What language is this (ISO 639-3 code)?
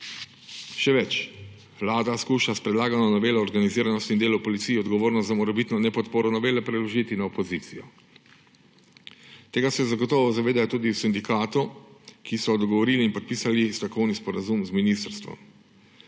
slv